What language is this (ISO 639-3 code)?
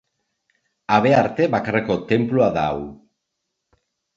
eus